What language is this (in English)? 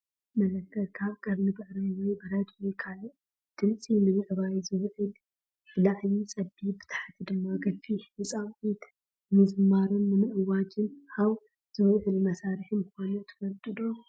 Tigrinya